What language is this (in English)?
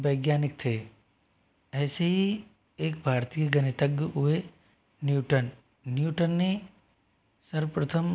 Hindi